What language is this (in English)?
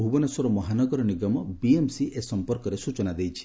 Odia